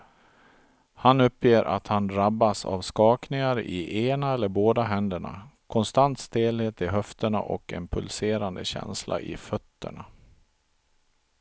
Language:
Swedish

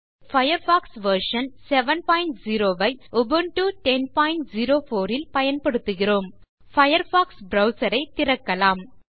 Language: Tamil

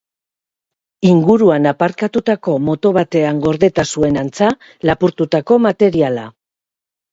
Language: Basque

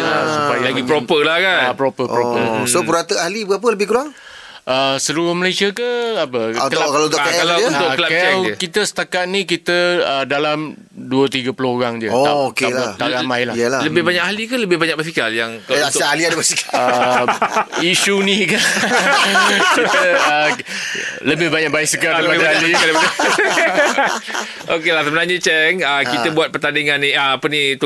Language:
Malay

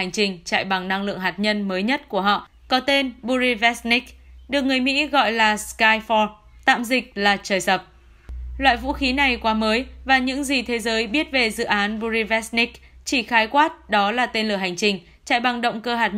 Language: Vietnamese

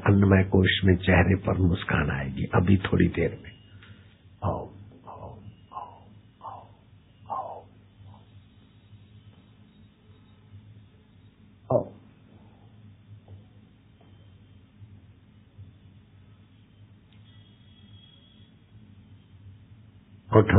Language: Hindi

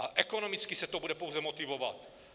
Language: Czech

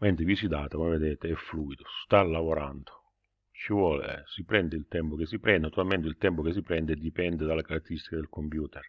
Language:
Italian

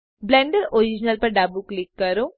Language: Gujarati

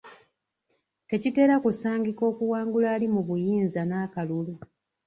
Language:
Ganda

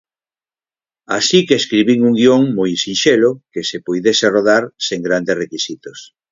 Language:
Galician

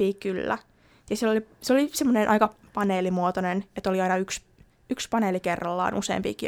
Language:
Finnish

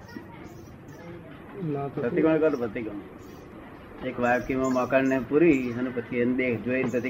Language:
Gujarati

